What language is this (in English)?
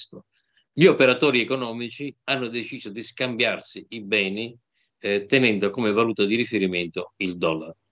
Italian